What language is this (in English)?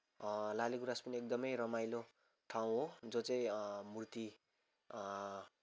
Nepali